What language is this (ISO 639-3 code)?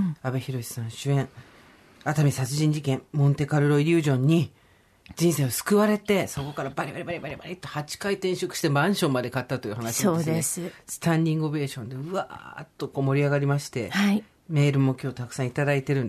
jpn